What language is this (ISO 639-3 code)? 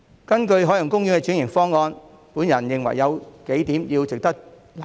yue